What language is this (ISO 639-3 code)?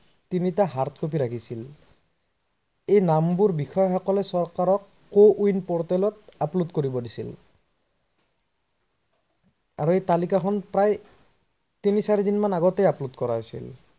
asm